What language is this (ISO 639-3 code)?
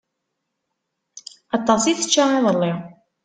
kab